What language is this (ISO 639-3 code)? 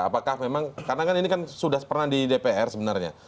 ind